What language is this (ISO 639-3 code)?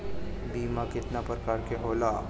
bho